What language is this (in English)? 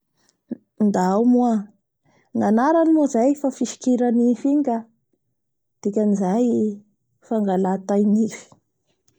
Bara Malagasy